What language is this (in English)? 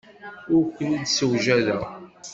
Kabyle